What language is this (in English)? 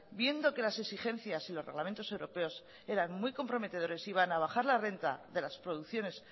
Spanish